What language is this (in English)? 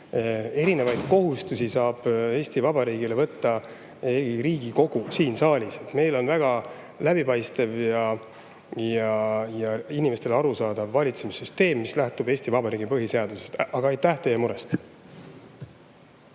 Estonian